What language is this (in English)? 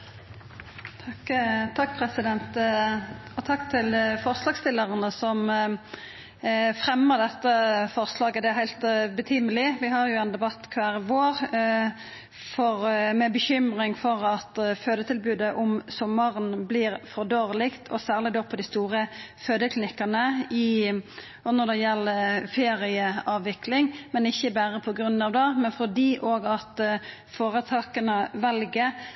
Norwegian